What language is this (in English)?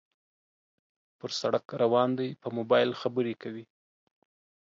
Pashto